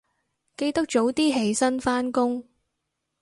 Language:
Cantonese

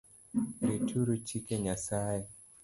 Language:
Luo (Kenya and Tanzania)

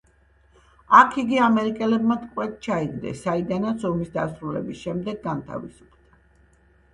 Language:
Georgian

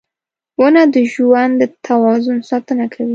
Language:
Pashto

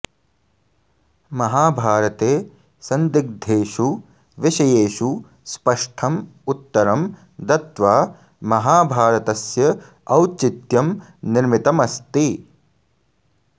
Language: Sanskrit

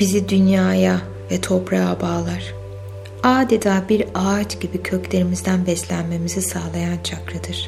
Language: Turkish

